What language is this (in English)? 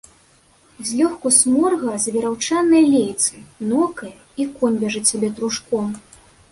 Belarusian